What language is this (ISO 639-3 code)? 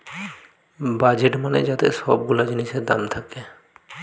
ben